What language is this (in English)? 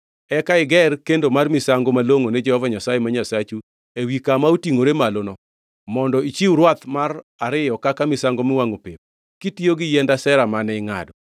Luo (Kenya and Tanzania)